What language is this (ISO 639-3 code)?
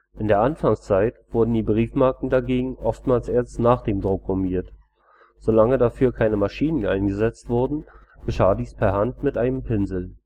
deu